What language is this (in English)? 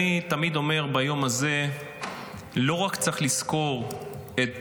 Hebrew